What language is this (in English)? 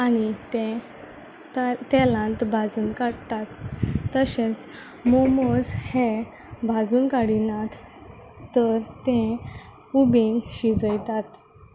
Konkani